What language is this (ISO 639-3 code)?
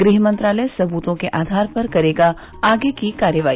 hin